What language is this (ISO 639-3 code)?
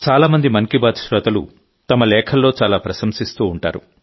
tel